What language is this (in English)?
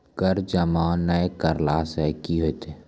Maithili